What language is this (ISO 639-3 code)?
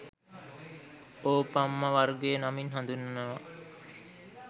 sin